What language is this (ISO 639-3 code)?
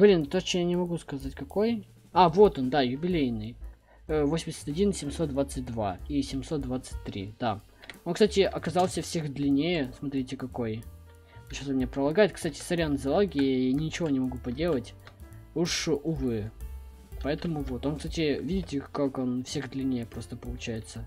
rus